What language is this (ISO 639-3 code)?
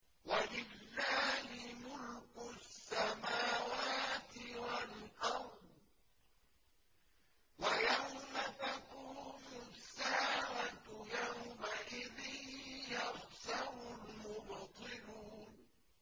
ara